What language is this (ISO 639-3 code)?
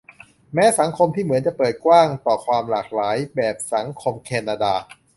tha